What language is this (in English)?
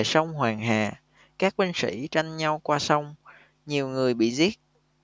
Vietnamese